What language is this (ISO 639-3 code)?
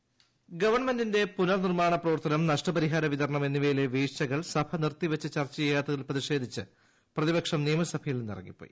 mal